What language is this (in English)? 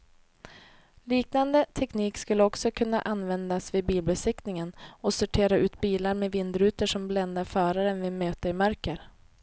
Swedish